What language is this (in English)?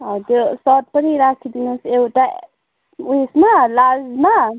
Nepali